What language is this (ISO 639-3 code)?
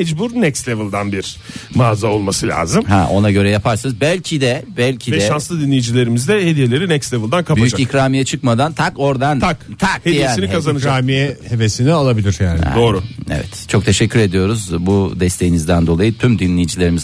tur